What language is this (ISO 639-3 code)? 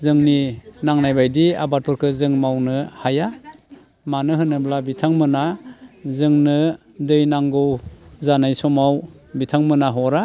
brx